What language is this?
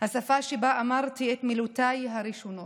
Hebrew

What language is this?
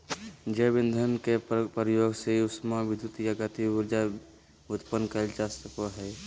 Magahi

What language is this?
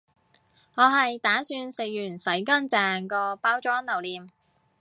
Cantonese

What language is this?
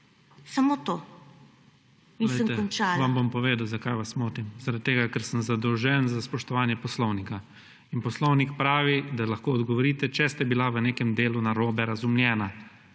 Slovenian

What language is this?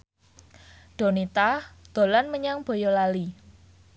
Javanese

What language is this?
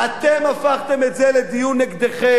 Hebrew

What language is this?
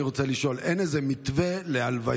Hebrew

